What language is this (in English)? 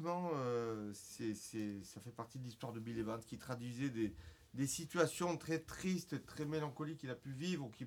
French